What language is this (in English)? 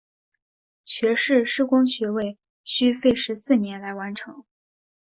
Chinese